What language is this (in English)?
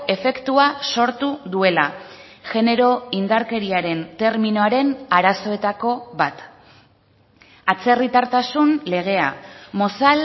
Basque